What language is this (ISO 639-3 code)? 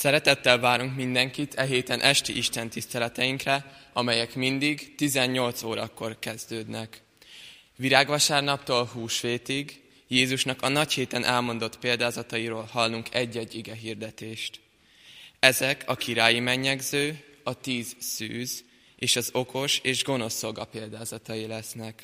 hun